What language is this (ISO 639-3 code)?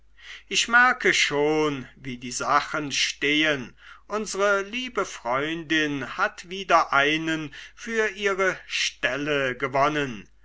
deu